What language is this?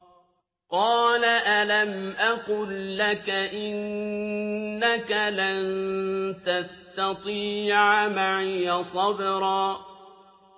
Arabic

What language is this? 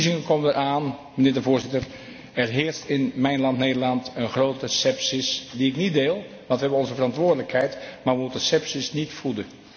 Dutch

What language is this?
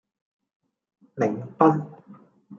Cantonese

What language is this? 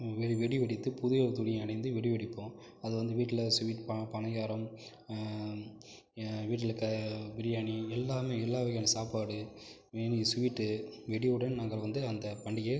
Tamil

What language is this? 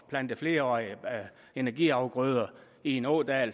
Danish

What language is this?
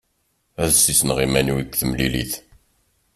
Kabyle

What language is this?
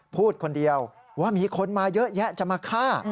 Thai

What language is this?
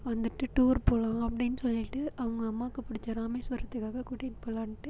Tamil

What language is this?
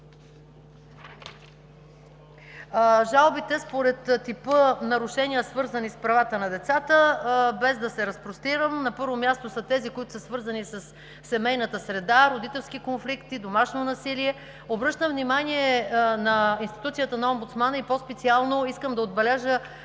Bulgarian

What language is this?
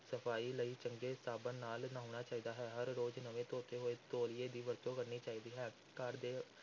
Punjabi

